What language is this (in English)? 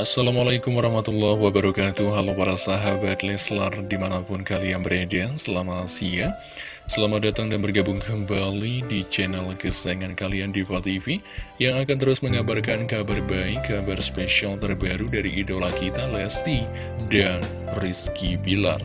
Indonesian